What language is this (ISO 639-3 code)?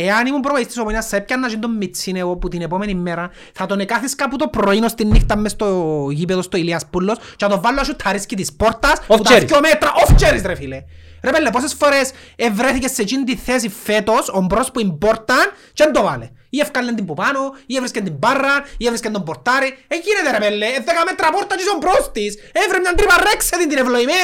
ell